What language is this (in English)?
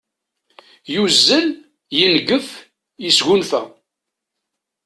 Kabyle